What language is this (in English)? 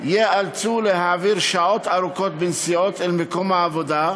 Hebrew